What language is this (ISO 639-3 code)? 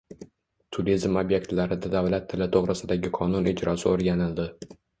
uzb